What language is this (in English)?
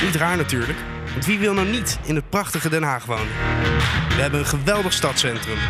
Dutch